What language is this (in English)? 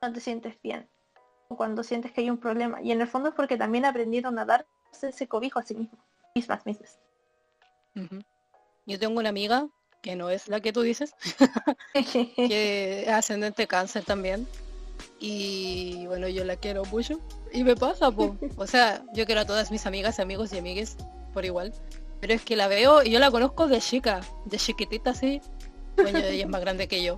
Spanish